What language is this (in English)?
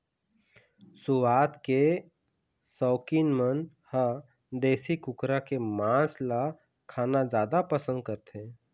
Chhattisgarhi